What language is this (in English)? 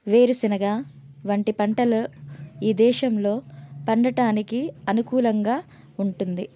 Telugu